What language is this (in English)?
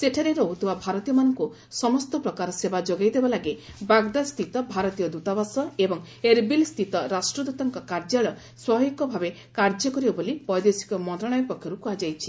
Odia